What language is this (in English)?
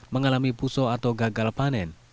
Indonesian